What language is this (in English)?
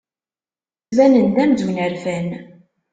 Kabyle